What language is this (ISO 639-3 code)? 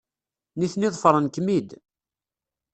kab